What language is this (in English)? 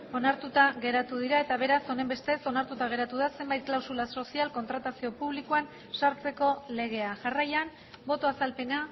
Basque